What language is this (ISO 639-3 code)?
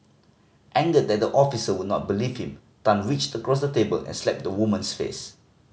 eng